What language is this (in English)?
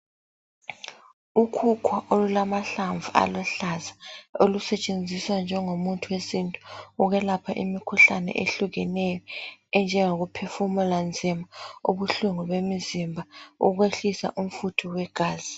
North Ndebele